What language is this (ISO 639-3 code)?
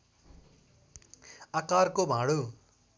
nep